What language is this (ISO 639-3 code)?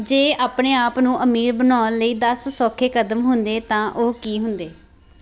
pan